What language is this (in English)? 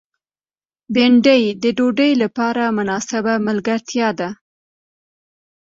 Pashto